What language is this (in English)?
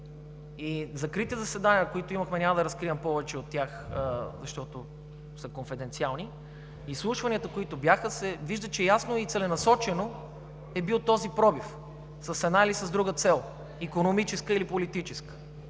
Bulgarian